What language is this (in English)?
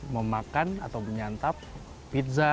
Indonesian